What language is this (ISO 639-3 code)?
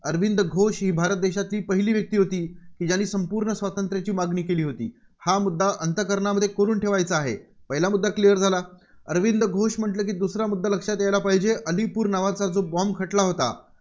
mar